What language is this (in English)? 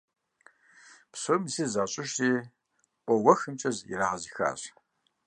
Kabardian